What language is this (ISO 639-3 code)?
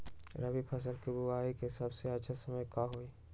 mag